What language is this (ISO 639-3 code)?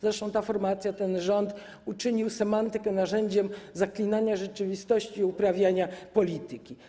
pol